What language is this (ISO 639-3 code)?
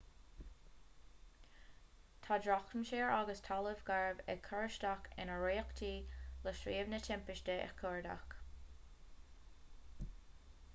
gle